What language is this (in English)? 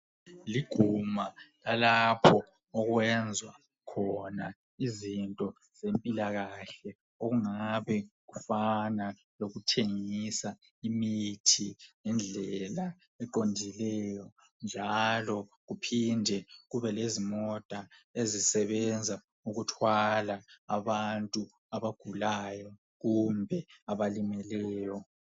North Ndebele